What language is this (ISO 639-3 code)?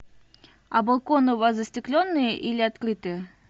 rus